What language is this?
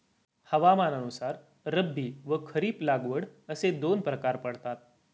Marathi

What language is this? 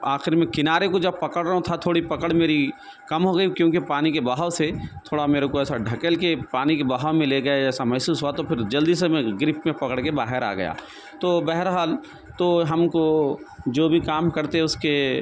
Urdu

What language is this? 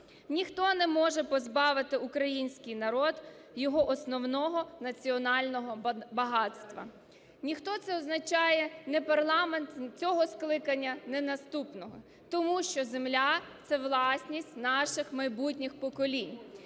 Ukrainian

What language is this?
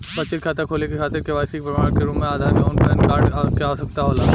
Bhojpuri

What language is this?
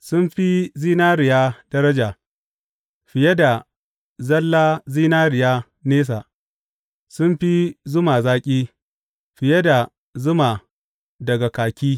Hausa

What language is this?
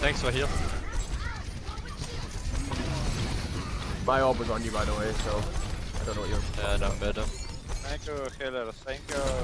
English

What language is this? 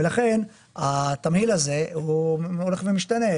Hebrew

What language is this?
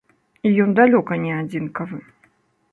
Belarusian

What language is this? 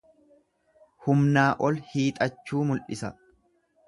Oromo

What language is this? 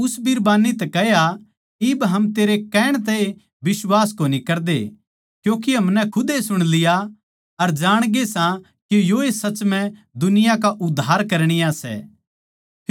Haryanvi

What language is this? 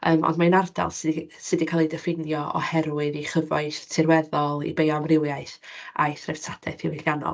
Welsh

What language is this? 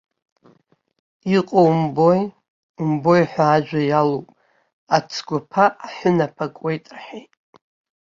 Abkhazian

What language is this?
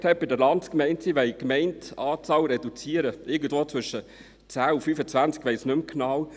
Swiss German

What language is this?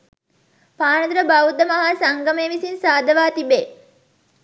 Sinhala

